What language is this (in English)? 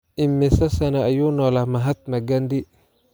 Somali